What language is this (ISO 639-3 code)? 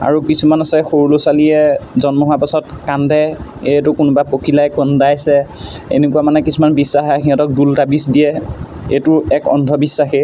asm